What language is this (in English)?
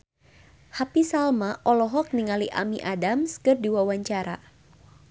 Sundanese